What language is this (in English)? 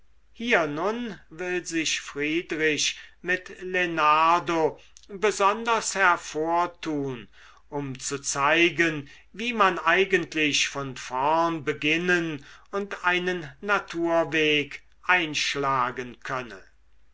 German